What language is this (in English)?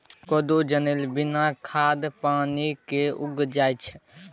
Maithili